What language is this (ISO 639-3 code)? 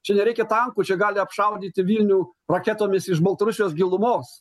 lit